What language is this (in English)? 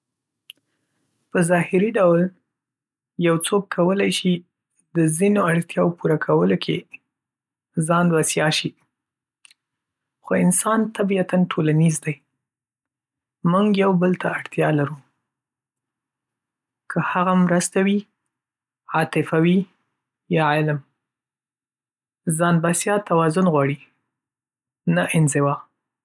Pashto